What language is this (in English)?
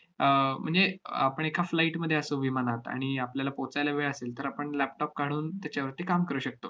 Marathi